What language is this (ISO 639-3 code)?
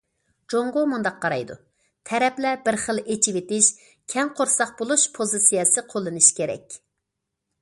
uig